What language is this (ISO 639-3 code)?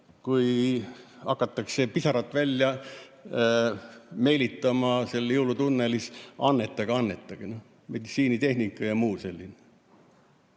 est